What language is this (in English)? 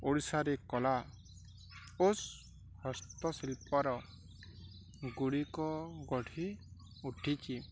Odia